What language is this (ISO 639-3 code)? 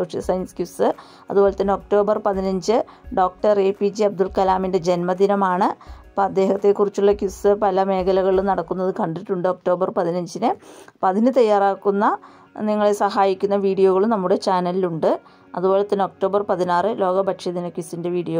tur